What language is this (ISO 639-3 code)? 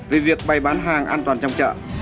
vie